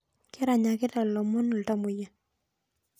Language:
Masai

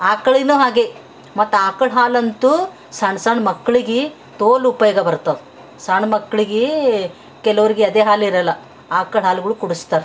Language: Kannada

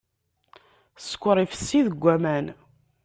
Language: Kabyle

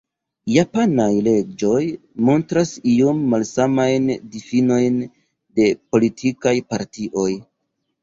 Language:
Esperanto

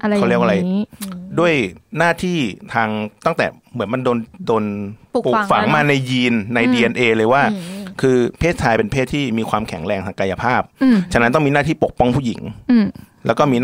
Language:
Thai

